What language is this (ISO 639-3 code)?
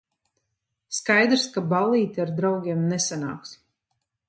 lav